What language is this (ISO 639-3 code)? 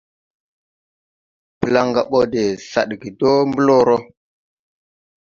tui